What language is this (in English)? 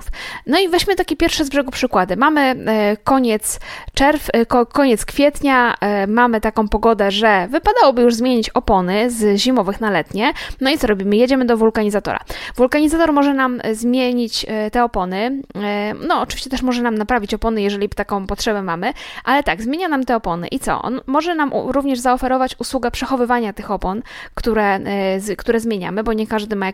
Polish